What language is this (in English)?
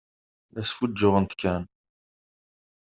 Kabyle